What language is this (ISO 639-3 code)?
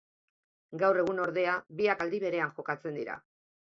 eus